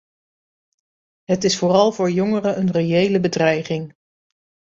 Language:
Dutch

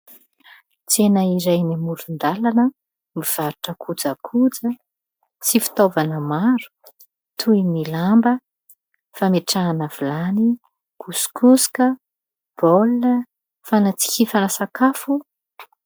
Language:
Malagasy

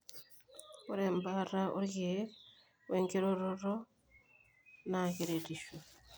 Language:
Masai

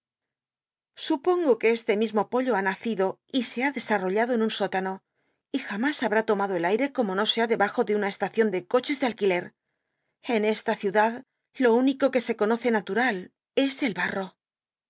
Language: Spanish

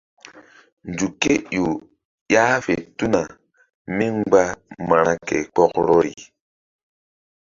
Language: Mbum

